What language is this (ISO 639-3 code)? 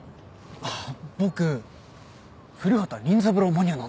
jpn